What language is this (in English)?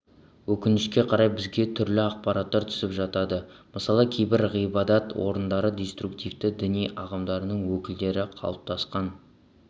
Kazakh